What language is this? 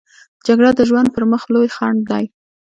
Pashto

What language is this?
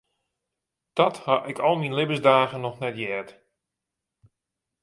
Western Frisian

